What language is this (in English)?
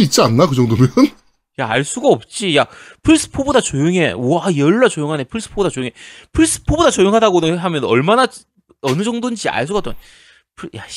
Korean